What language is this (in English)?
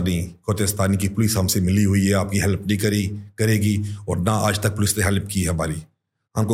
Hindi